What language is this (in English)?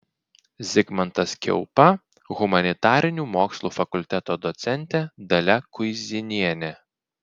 Lithuanian